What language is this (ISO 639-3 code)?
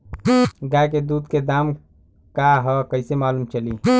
bho